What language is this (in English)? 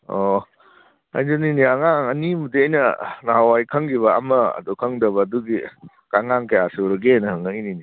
Manipuri